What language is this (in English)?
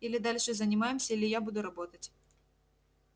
Russian